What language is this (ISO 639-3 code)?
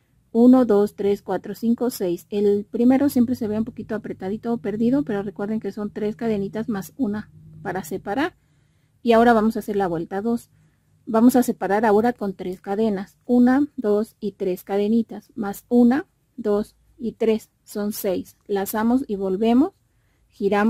spa